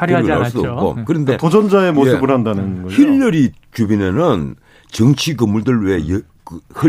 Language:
Korean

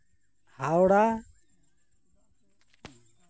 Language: Santali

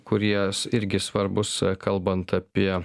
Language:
Lithuanian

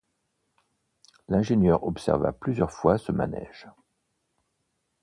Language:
French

